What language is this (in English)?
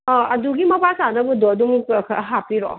Manipuri